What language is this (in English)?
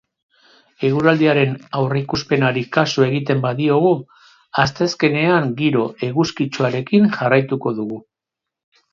Basque